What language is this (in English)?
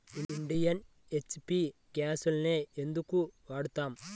Telugu